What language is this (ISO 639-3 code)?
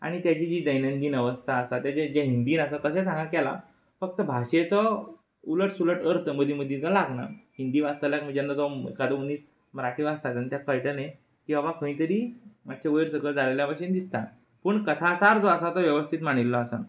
kok